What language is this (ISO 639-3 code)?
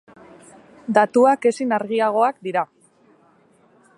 eus